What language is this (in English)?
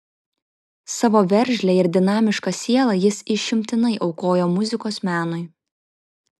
Lithuanian